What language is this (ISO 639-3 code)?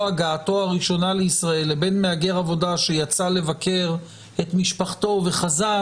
heb